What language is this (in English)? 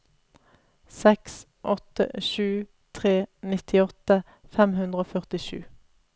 Norwegian